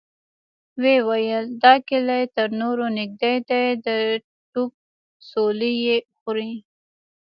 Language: Pashto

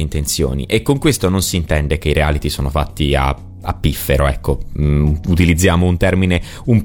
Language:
Italian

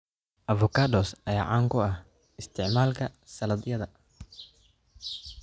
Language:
Somali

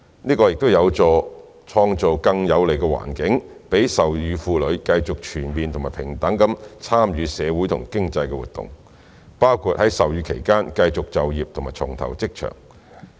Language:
Cantonese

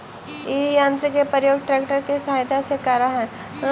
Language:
Magahi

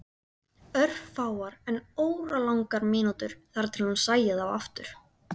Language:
Icelandic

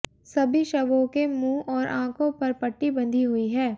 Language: Hindi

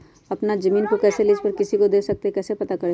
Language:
Magahi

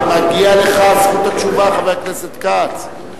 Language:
Hebrew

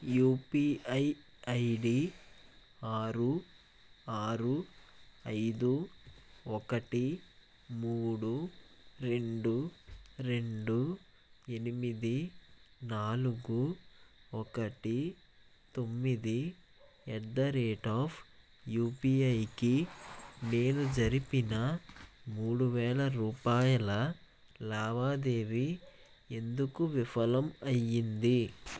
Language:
Telugu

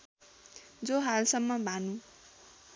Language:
Nepali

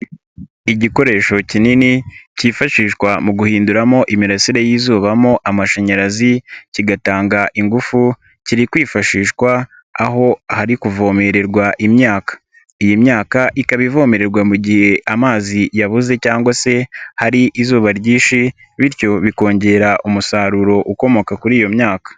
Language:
Kinyarwanda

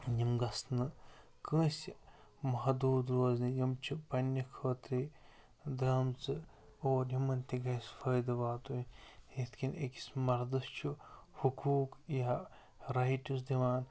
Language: Kashmiri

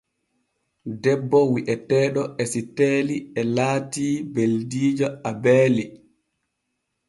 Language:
Borgu Fulfulde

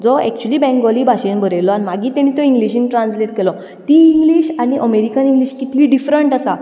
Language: Konkani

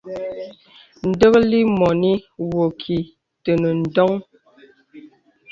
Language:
Bebele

